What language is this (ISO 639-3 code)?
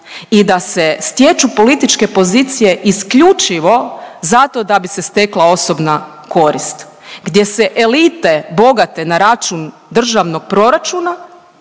hrv